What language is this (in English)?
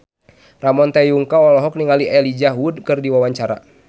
Sundanese